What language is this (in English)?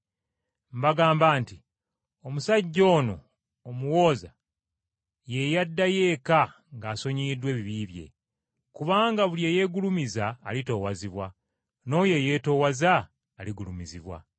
Ganda